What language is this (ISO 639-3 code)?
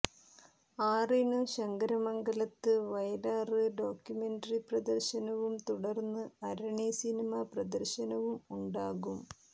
mal